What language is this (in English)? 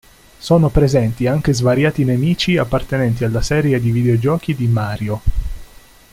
Italian